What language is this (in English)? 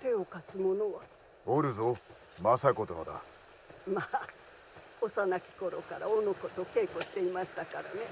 Japanese